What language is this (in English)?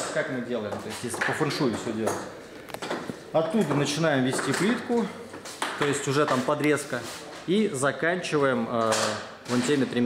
Russian